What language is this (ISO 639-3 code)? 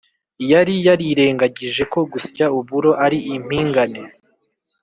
kin